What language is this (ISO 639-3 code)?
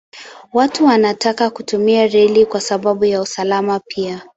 swa